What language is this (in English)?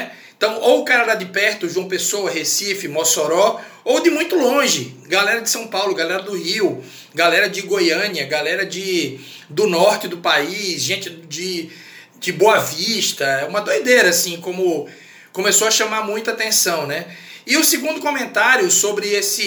Portuguese